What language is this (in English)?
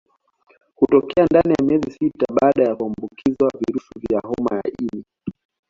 Swahili